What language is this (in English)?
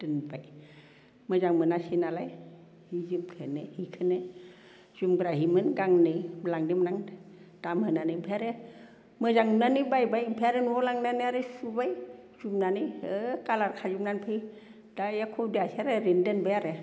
Bodo